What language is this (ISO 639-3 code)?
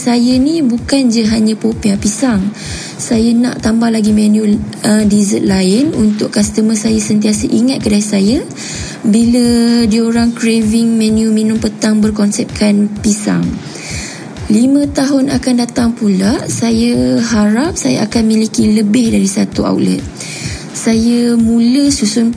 msa